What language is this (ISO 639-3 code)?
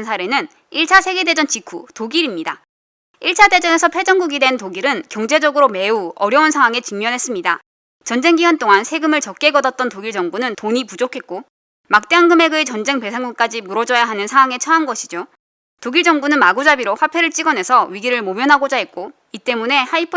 kor